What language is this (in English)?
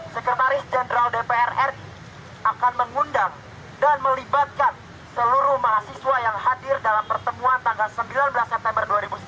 Indonesian